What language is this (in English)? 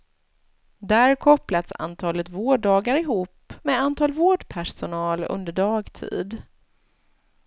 Swedish